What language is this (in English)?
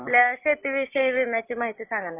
Marathi